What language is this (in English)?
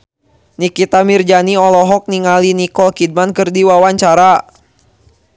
Sundanese